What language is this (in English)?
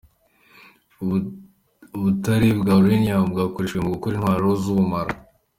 Kinyarwanda